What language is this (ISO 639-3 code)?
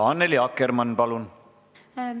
est